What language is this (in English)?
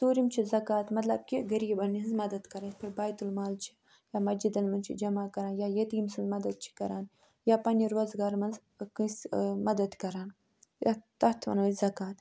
Kashmiri